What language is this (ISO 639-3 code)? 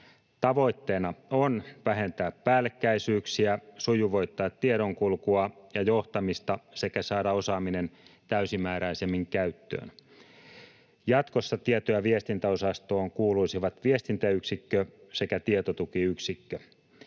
fin